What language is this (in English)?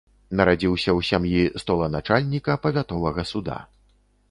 Belarusian